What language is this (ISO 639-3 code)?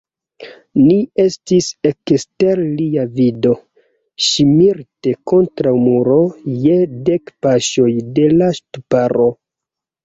epo